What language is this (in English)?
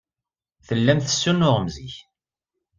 Kabyle